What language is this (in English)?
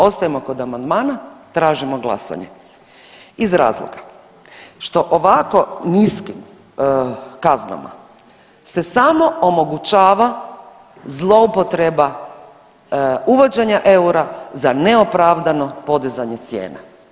Croatian